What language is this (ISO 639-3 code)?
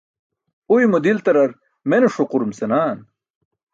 bsk